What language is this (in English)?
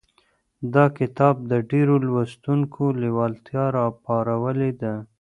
Pashto